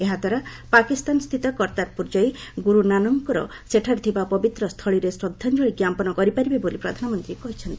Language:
Odia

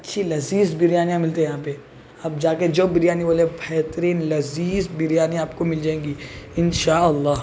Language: Urdu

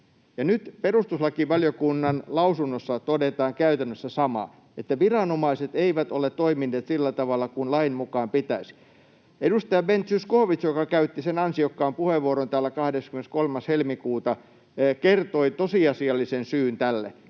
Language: Finnish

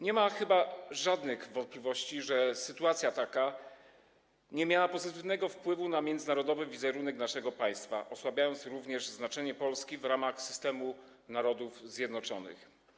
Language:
Polish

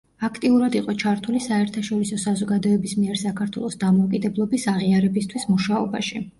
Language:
Georgian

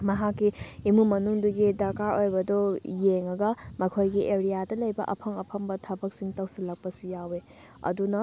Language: Manipuri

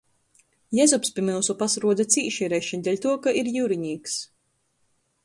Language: Latgalian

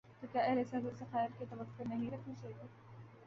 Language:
Urdu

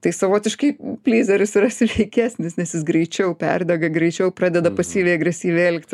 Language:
Lithuanian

